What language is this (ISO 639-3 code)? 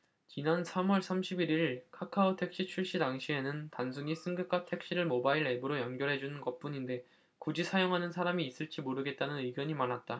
kor